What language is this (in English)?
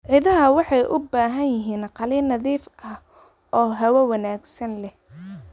Somali